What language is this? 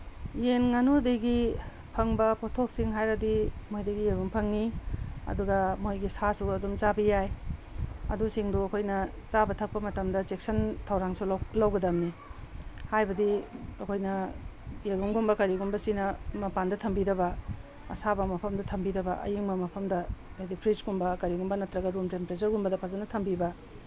Manipuri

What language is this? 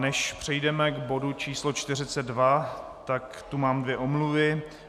Czech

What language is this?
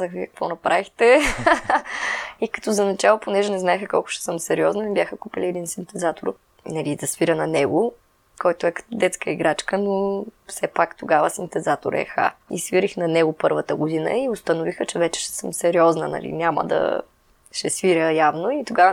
Bulgarian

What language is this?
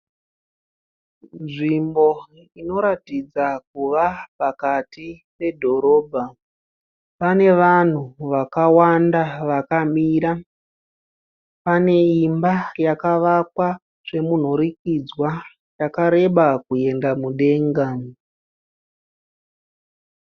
Shona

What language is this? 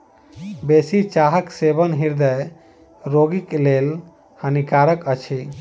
Maithili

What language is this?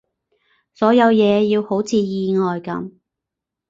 Cantonese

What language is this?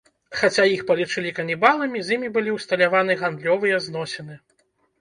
Belarusian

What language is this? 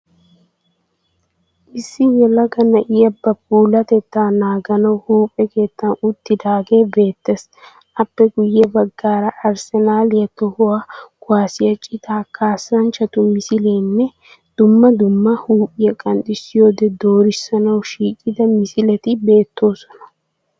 Wolaytta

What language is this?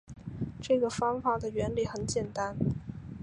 Chinese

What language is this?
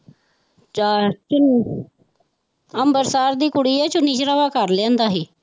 Punjabi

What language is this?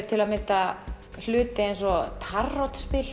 Icelandic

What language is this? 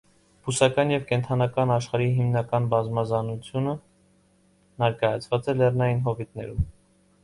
Armenian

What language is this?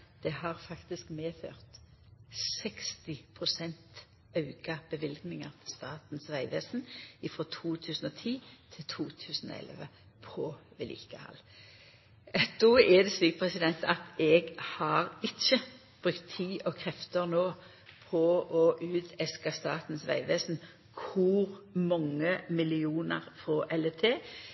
Norwegian Nynorsk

